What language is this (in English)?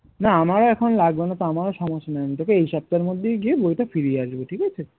Bangla